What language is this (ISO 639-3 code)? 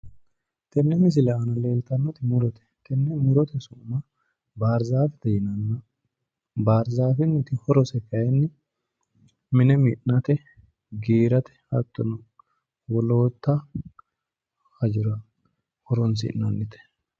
sid